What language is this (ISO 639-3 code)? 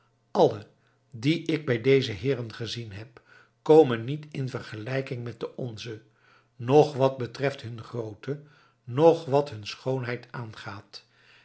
nld